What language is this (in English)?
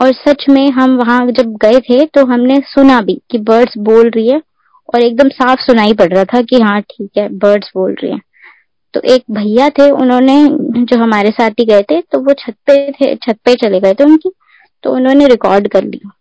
Hindi